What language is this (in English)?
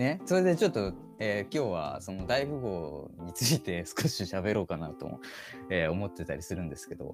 Japanese